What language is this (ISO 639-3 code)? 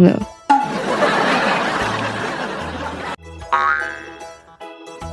zho